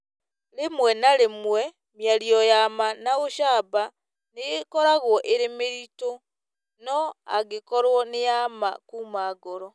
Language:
Kikuyu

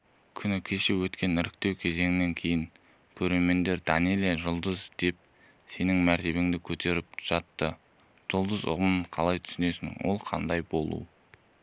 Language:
Kazakh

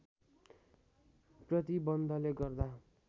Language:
Nepali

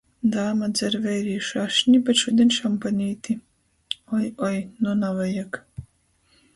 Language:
Latgalian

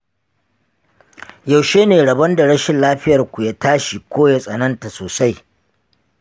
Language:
Hausa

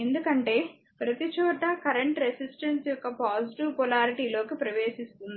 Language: Telugu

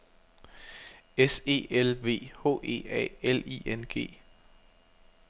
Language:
Danish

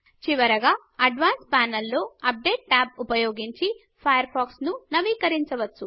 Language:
Telugu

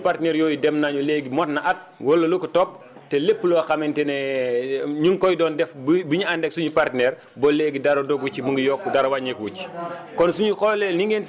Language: Wolof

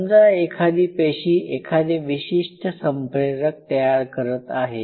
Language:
Marathi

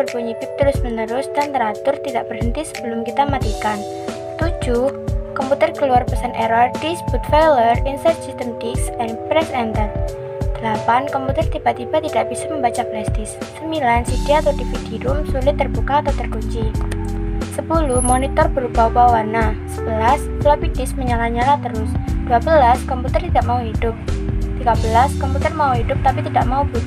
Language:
Indonesian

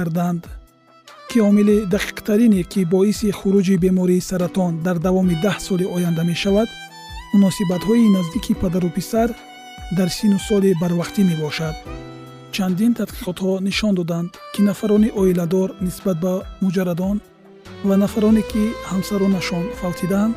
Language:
Persian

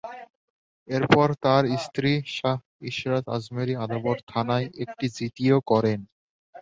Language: Bangla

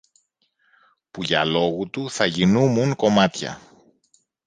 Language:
Greek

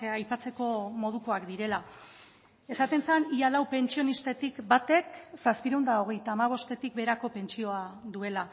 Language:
Basque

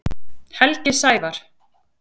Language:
Icelandic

